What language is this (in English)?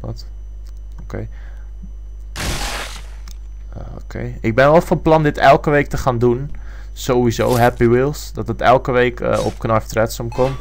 Dutch